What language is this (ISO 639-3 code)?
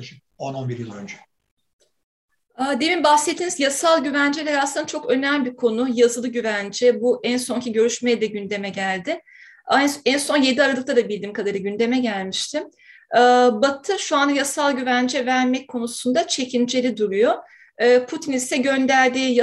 tur